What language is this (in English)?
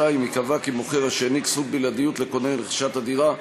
Hebrew